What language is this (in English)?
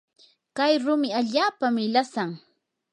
Yanahuanca Pasco Quechua